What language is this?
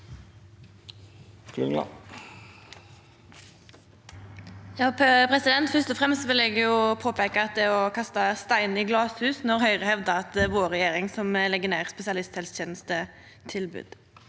Norwegian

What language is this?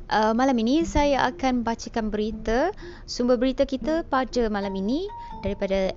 Malay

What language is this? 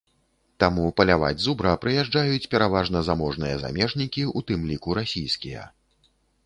Belarusian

